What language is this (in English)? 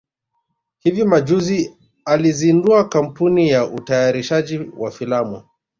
Swahili